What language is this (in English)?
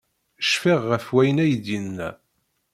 Kabyle